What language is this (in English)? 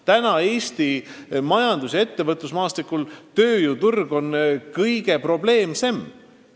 Estonian